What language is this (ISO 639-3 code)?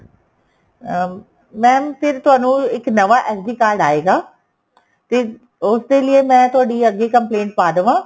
pan